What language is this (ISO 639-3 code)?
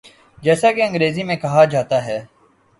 urd